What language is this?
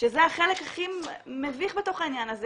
Hebrew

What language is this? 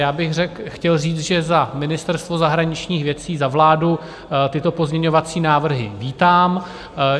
Czech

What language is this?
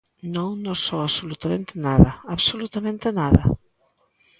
Galician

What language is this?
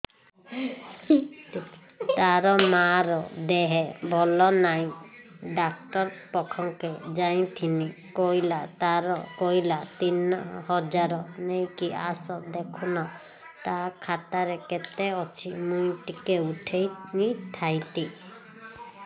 Odia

